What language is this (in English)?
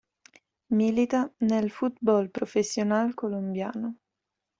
Italian